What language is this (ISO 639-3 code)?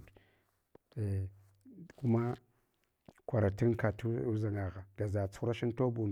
hwo